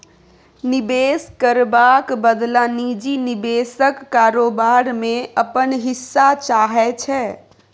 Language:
Maithili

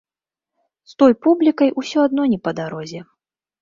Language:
Belarusian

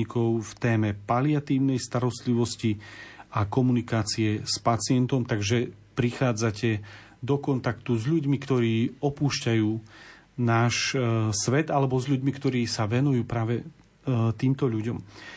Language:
Slovak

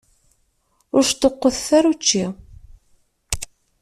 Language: Kabyle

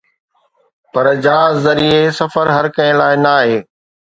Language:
Sindhi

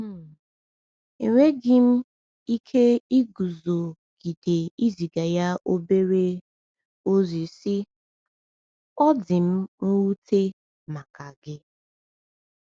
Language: Igbo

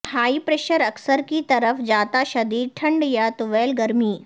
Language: Urdu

